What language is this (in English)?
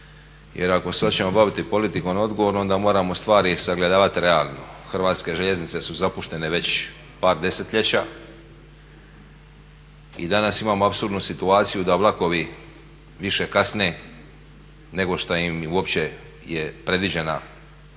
Croatian